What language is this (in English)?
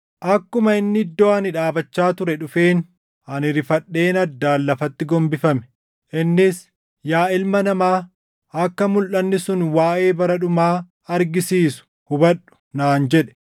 Oromo